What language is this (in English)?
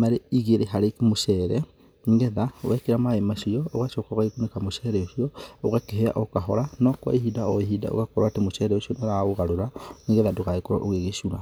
Kikuyu